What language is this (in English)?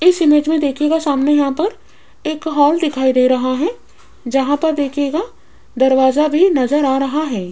Hindi